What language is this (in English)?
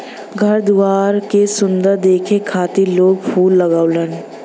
Bhojpuri